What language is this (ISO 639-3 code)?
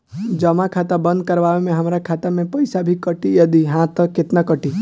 bho